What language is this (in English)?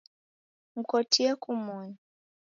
Taita